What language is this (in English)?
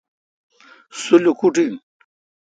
Kalkoti